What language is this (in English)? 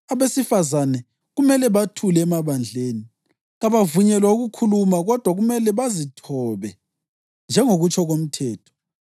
North Ndebele